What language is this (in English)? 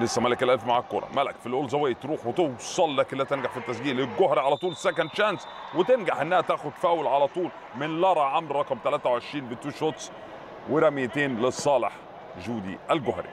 Arabic